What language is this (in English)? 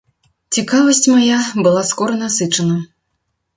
Belarusian